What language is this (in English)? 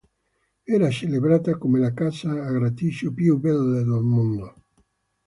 Italian